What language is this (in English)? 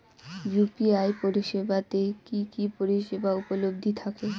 Bangla